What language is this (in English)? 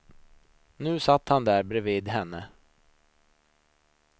Swedish